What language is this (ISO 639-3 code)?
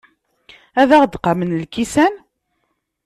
kab